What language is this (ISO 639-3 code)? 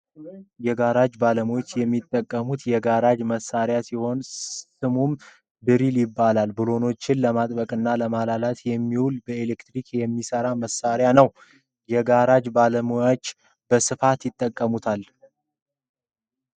amh